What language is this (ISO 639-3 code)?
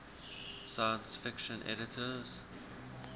eng